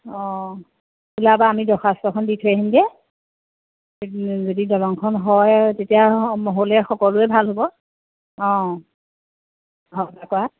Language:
Assamese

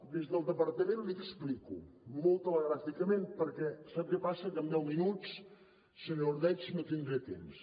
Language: Catalan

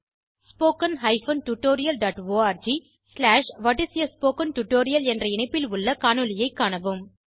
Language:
Tamil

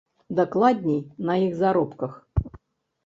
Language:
Belarusian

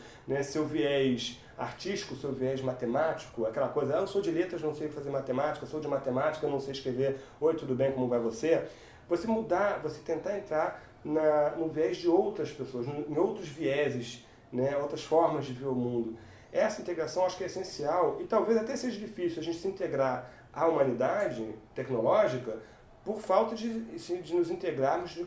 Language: Portuguese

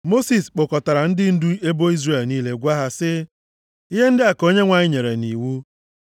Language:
Igbo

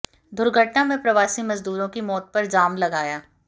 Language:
Hindi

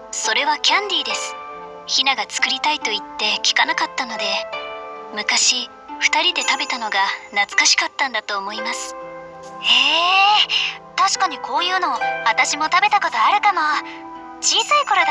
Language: Japanese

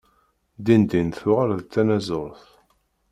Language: Kabyle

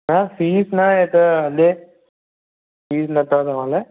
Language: Sindhi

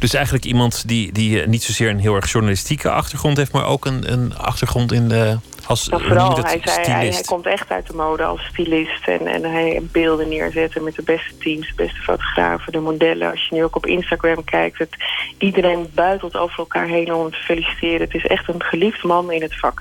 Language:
Dutch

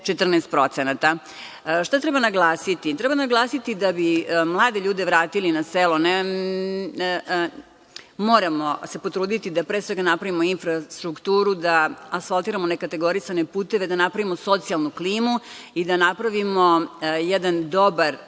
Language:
Serbian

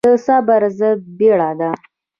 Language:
Pashto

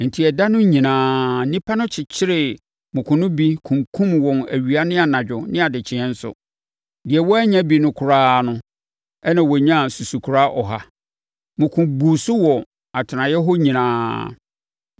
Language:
Akan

